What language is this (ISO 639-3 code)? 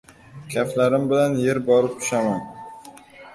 uzb